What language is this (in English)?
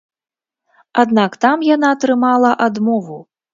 Belarusian